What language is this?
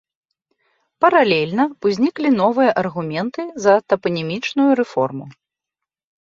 Belarusian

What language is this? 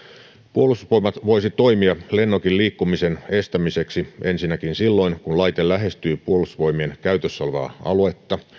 Finnish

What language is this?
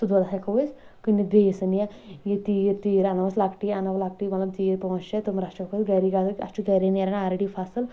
Kashmiri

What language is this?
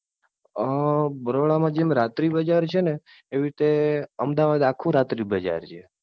Gujarati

